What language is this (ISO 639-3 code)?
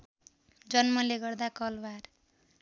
nep